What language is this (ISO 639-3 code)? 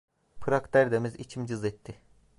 tur